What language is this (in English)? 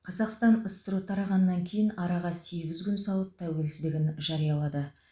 Kazakh